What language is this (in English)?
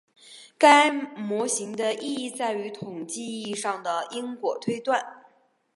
Chinese